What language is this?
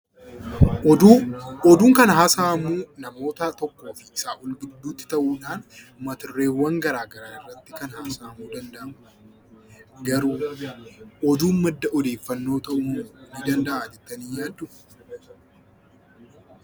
Oromo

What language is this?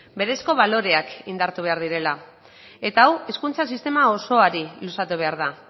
Basque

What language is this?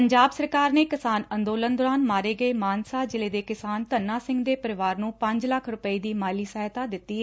Punjabi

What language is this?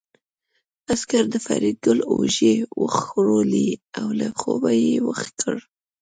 Pashto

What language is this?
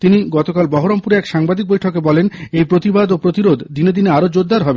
Bangla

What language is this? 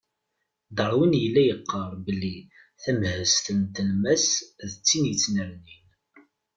Kabyle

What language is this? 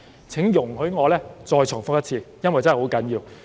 Cantonese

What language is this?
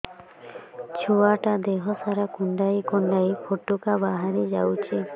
Odia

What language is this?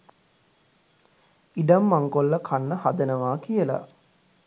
Sinhala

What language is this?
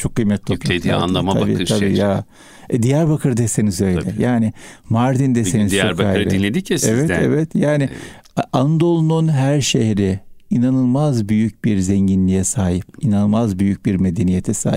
Turkish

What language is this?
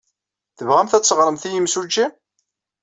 Kabyle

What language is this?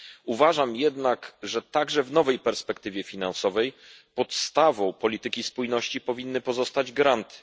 Polish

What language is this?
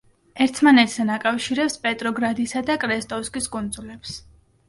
Georgian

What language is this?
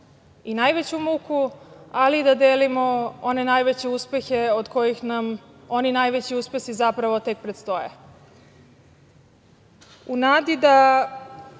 Serbian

